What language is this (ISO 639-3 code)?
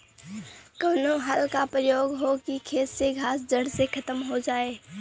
bho